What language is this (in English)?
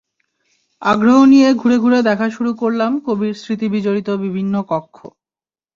Bangla